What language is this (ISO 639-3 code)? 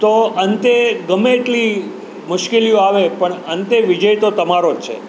guj